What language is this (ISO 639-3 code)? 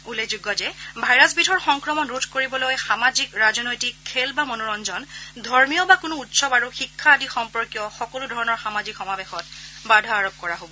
asm